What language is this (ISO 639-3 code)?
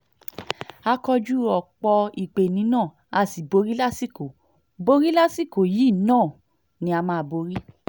yor